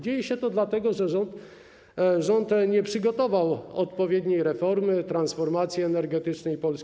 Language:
Polish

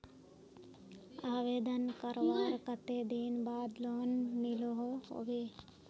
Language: Magahi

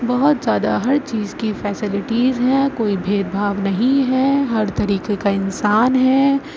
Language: Urdu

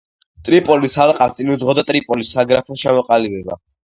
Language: Georgian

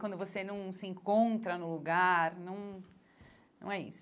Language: Portuguese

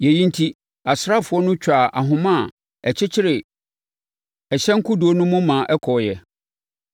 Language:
Akan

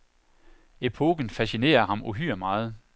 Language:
Danish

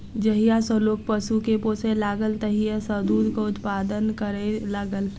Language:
Maithili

